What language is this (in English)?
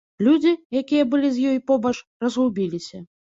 Belarusian